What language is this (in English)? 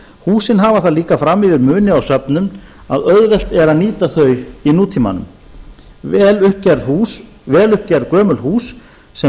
Icelandic